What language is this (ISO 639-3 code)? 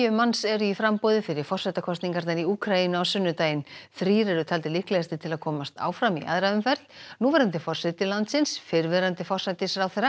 isl